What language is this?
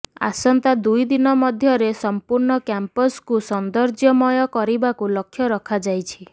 Odia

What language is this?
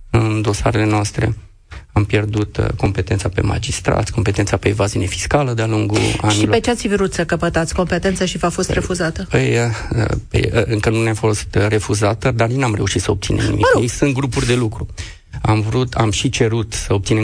Romanian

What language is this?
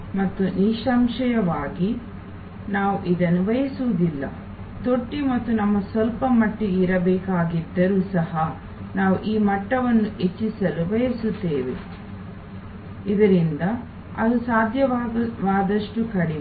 Kannada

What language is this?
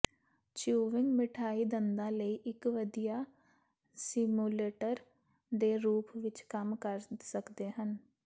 Punjabi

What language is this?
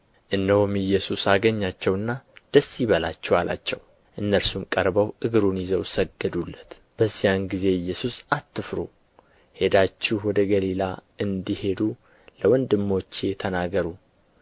Amharic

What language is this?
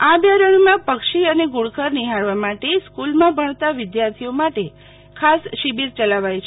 Gujarati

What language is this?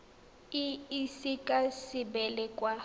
Tswana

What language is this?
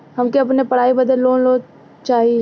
Bhojpuri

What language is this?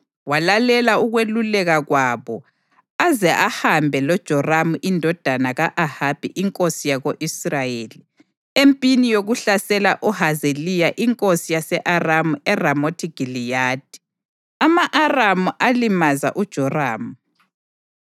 North Ndebele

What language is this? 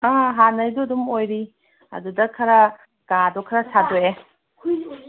Manipuri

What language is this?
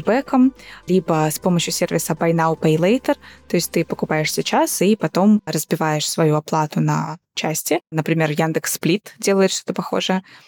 Russian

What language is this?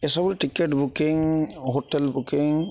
Odia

